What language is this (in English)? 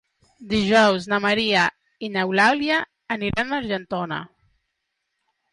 Catalan